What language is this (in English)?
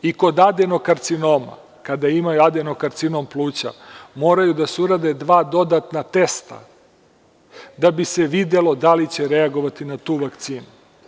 Serbian